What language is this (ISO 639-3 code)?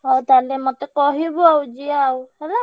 ori